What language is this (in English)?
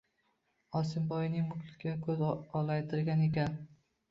Uzbek